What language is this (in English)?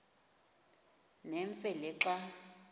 Xhosa